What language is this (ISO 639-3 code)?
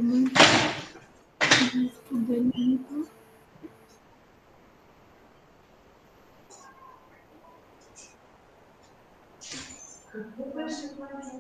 bul